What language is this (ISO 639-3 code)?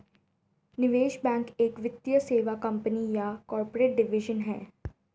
hin